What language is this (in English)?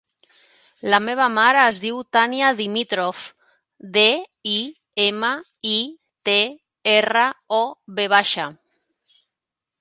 Catalan